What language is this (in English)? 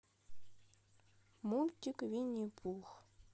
Russian